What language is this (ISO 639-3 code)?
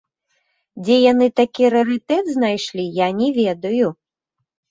bel